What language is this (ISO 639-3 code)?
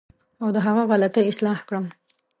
pus